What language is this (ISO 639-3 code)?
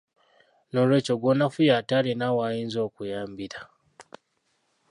lug